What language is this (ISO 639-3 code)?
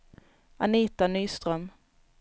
swe